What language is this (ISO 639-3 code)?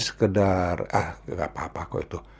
ind